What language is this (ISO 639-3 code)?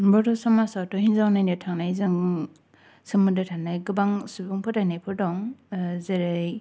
brx